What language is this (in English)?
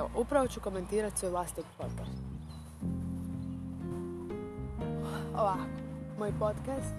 Croatian